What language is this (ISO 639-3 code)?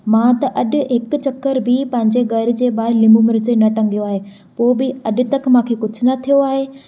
snd